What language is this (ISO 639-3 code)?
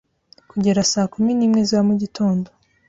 kin